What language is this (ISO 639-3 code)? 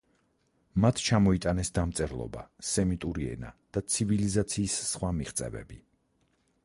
kat